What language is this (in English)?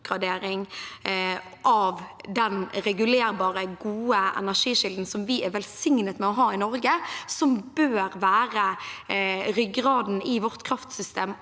Norwegian